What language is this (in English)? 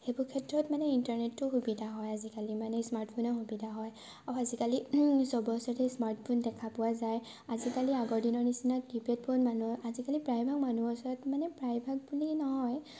Assamese